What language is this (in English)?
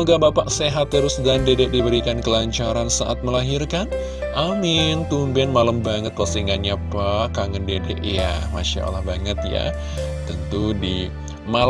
Indonesian